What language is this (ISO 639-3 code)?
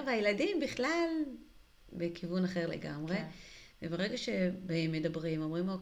heb